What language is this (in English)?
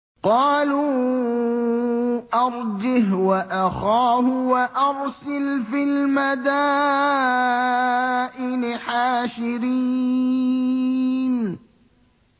Arabic